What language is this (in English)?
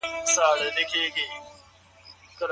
Pashto